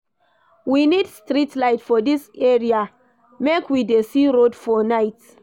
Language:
Nigerian Pidgin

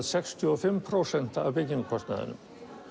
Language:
Icelandic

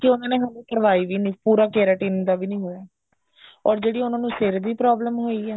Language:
Punjabi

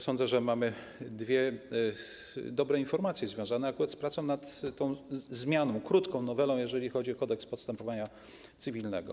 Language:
Polish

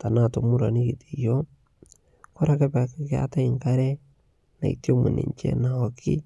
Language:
Masai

